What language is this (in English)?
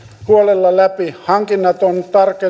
Finnish